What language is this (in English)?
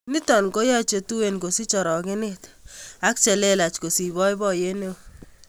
Kalenjin